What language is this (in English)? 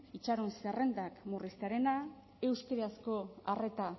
Basque